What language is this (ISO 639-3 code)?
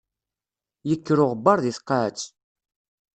kab